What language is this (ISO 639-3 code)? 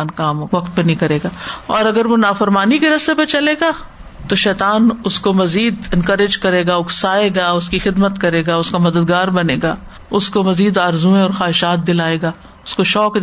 urd